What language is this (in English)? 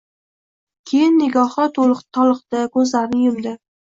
Uzbek